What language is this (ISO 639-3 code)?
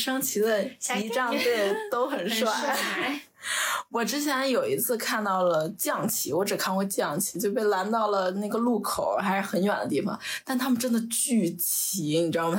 zho